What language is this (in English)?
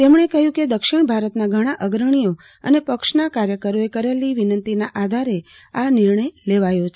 Gujarati